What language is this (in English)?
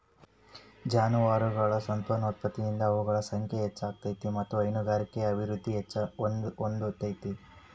Kannada